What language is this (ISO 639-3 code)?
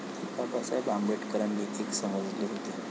mar